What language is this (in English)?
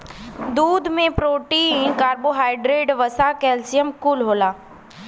Bhojpuri